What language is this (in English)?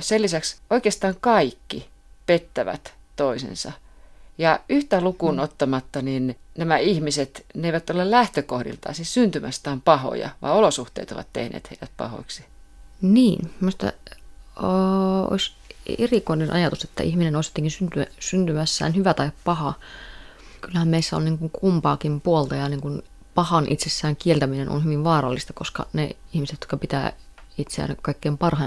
Finnish